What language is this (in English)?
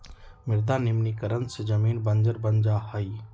Magahi